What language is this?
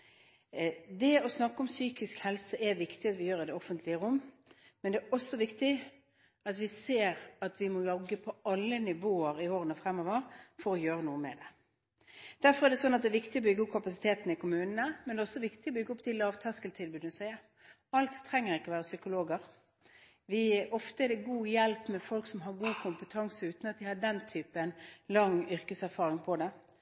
Norwegian Bokmål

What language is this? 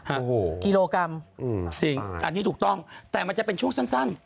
Thai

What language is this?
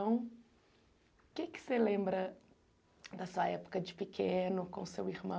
Portuguese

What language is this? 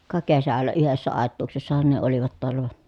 Finnish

